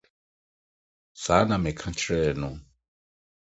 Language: Akan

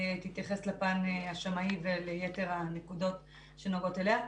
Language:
Hebrew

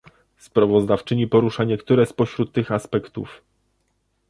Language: Polish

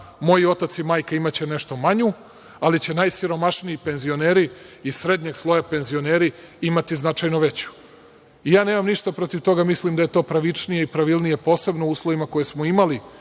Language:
Serbian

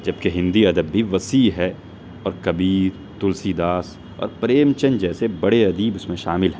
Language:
Urdu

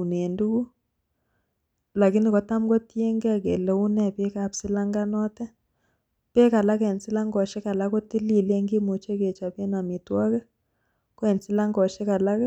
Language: Kalenjin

